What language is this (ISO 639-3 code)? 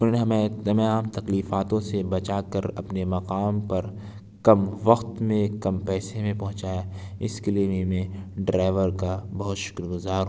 urd